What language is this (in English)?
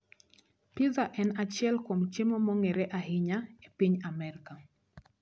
Luo (Kenya and Tanzania)